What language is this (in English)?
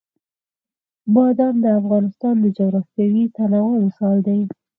Pashto